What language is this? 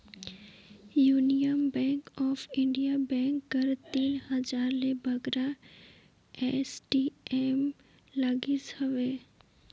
Chhattisgarhi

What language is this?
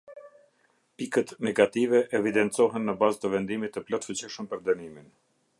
Albanian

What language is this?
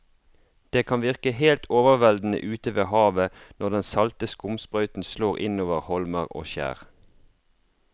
Norwegian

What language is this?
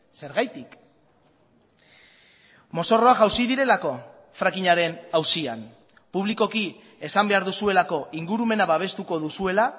Basque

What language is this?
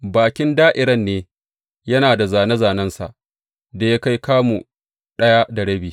Hausa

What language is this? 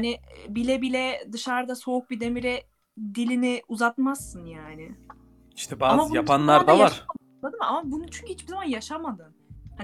Turkish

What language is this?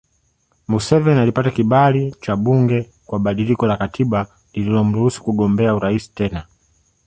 Swahili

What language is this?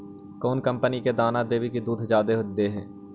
Magahi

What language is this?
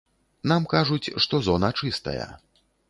Belarusian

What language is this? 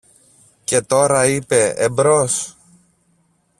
Greek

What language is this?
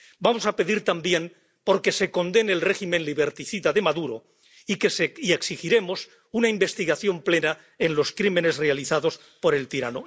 Spanish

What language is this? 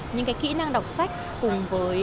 Vietnamese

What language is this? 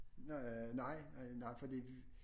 Danish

